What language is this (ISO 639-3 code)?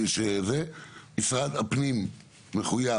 heb